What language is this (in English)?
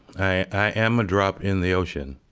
English